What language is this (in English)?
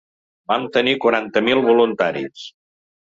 Catalan